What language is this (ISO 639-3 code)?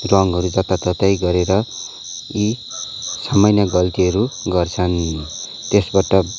nep